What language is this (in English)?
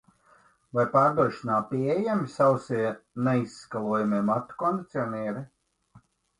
Latvian